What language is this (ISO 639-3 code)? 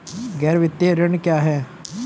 hin